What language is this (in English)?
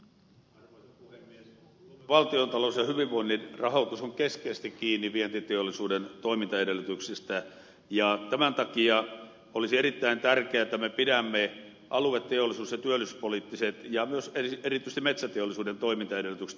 Finnish